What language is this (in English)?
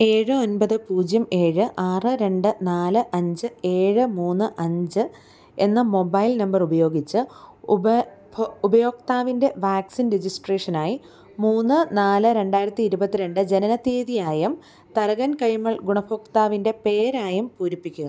Malayalam